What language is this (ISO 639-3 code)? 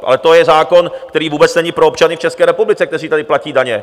ces